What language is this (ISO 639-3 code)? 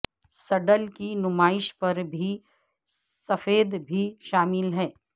urd